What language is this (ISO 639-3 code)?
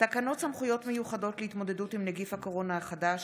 heb